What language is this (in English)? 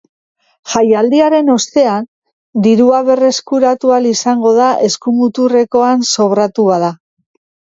Basque